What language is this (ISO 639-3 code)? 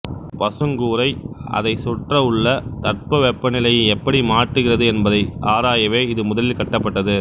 tam